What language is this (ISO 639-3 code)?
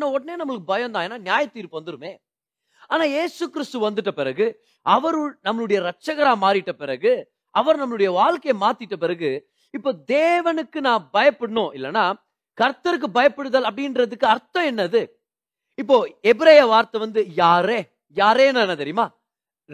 tam